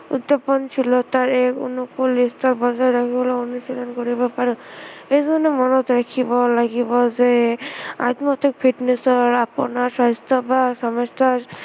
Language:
Assamese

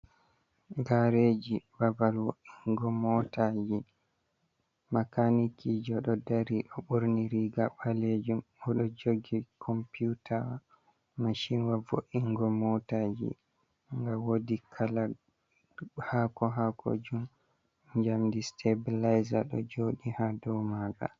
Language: Fula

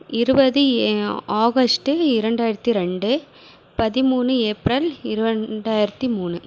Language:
Tamil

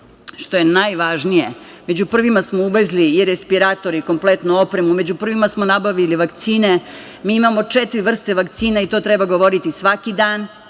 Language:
Serbian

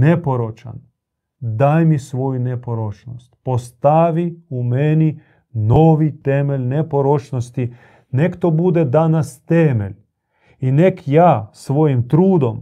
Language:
Croatian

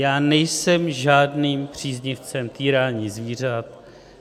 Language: Czech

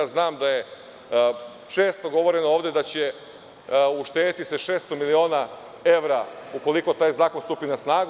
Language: Serbian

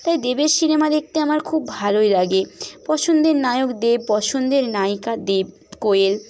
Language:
Bangla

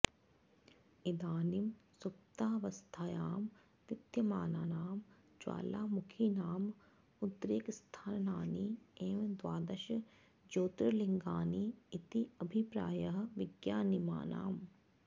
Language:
Sanskrit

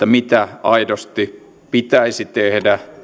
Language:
Finnish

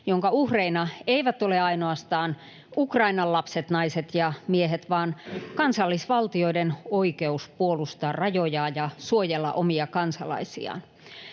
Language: Finnish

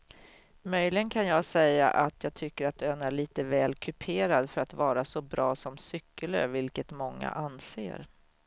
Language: Swedish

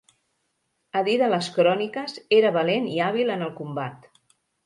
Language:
Catalan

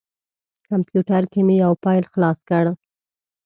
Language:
Pashto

